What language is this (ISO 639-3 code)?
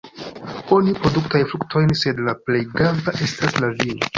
epo